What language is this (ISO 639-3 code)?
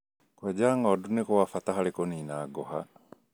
kik